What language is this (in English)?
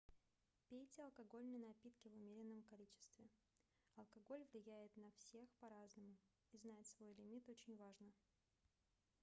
Russian